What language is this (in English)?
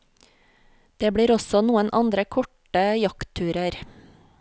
Norwegian